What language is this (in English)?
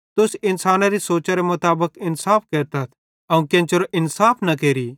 Bhadrawahi